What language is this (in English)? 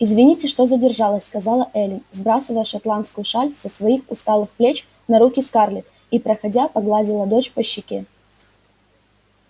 Russian